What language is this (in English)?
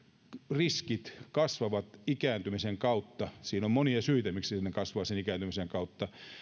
Finnish